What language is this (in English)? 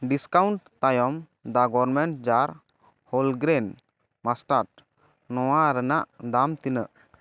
Santali